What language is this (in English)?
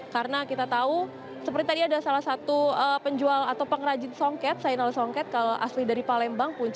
Indonesian